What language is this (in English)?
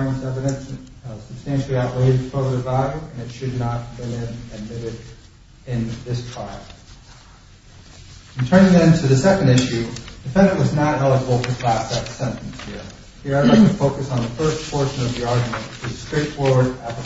English